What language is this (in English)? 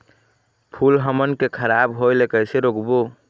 Chhattisgarhi